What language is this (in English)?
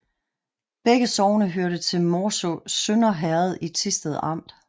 Danish